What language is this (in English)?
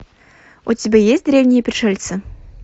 Russian